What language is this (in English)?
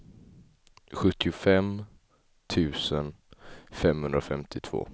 Swedish